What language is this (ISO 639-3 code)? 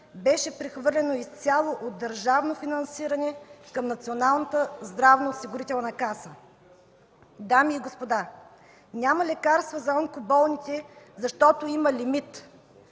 bul